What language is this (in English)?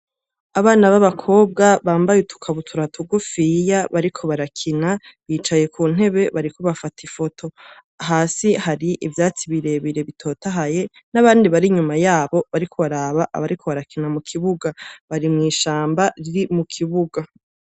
Rundi